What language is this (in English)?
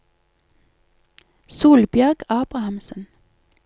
Norwegian